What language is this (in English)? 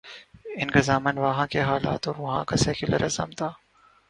Urdu